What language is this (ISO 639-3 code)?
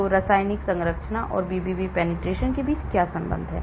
hin